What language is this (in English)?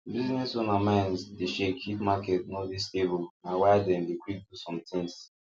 Nigerian Pidgin